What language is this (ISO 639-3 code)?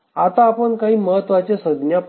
mar